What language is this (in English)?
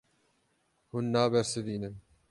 Kurdish